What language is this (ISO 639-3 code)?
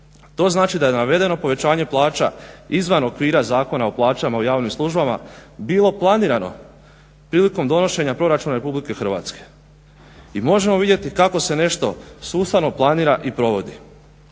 hrv